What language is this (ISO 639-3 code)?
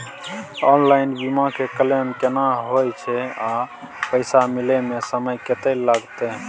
mai